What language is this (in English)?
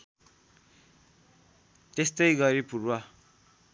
Nepali